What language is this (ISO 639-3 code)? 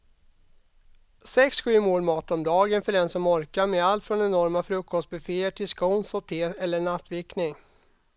swe